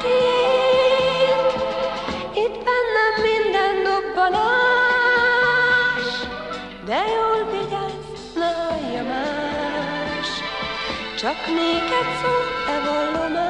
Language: Hungarian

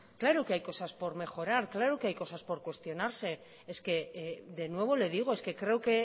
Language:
Spanish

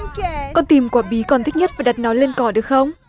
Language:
Vietnamese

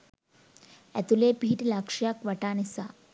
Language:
Sinhala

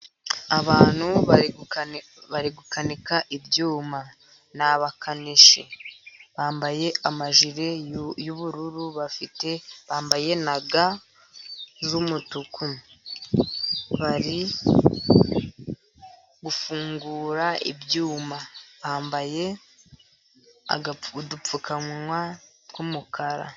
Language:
Kinyarwanda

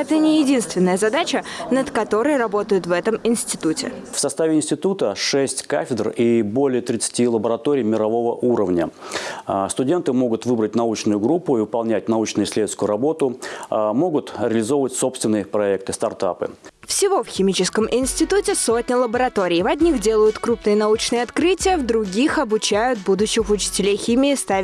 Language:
Russian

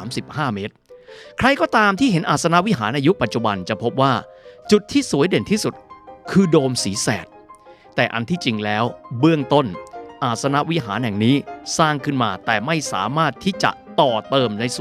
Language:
Thai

